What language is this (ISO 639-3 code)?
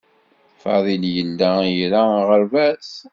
kab